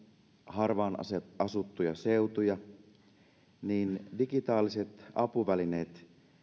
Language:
Finnish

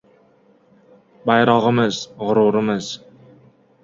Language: Uzbek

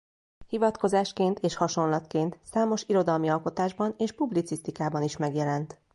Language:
Hungarian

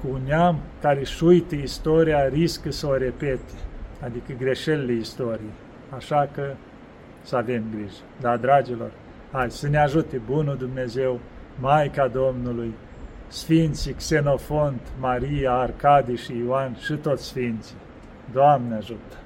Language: Romanian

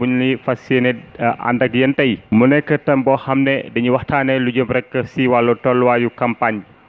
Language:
Wolof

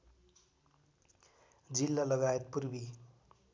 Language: Nepali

